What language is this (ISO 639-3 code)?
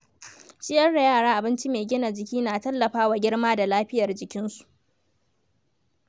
hau